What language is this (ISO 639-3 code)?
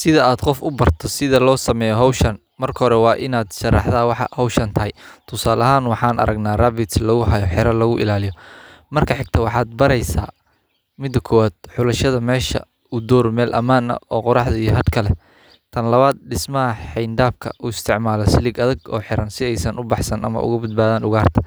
som